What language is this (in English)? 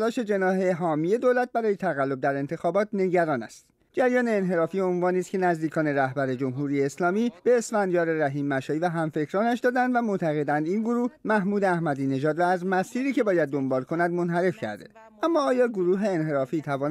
Persian